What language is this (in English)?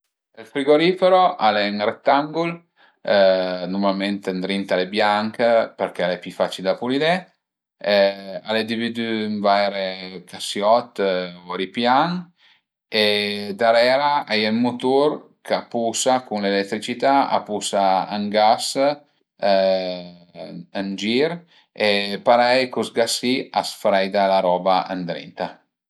Piedmontese